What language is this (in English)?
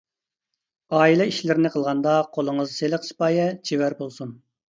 Uyghur